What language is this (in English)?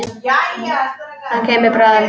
Icelandic